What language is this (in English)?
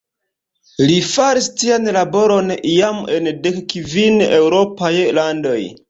Esperanto